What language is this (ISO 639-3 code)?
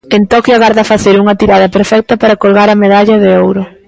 glg